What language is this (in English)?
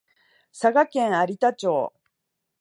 Japanese